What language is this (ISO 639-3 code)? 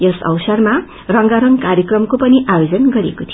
nep